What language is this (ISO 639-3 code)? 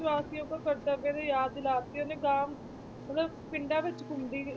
pan